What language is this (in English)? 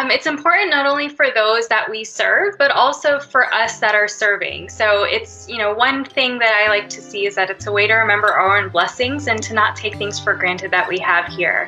English